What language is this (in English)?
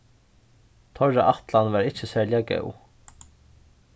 Faroese